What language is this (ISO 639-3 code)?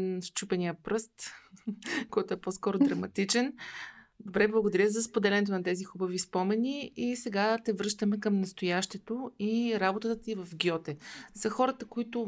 bul